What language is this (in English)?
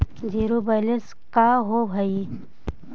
Magahi